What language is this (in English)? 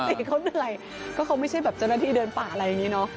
Thai